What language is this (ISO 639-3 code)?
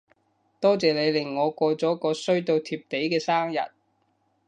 yue